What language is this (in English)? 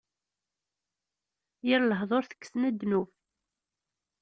Kabyle